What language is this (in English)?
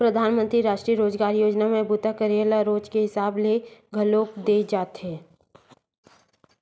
Chhattisgarhi